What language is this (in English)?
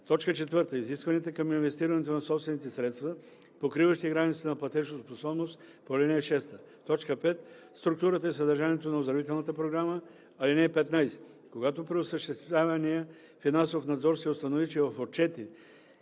Bulgarian